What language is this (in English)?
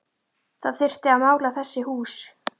Icelandic